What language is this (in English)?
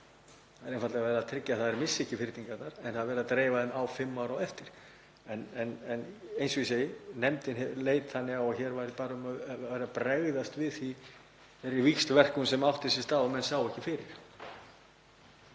Icelandic